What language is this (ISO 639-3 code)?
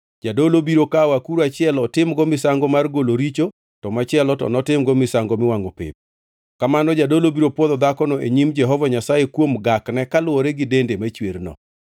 luo